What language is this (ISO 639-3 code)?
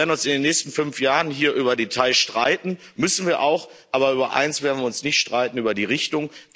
deu